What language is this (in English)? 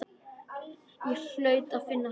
Icelandic